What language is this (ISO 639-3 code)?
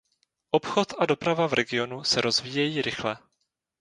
ces